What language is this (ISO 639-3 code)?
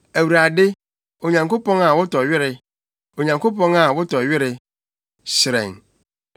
aka